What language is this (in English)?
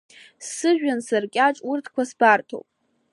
Abkhazian